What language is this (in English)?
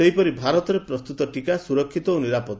Odia